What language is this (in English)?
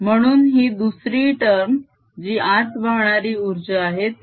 Marathi